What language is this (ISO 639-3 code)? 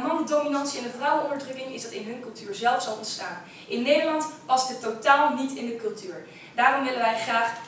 nld